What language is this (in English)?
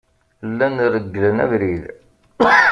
Kabyle